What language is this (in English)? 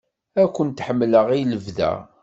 Kabyle